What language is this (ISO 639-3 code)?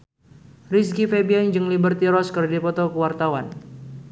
sun